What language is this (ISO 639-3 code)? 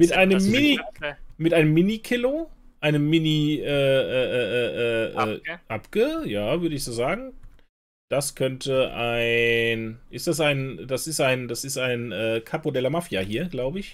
deu